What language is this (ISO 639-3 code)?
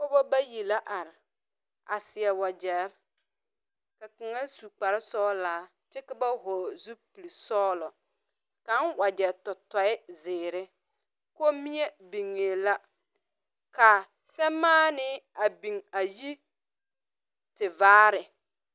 dga